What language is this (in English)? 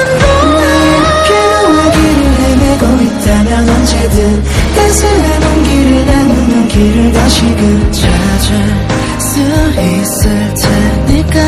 Korean